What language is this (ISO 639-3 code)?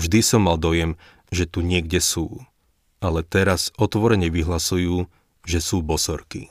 slk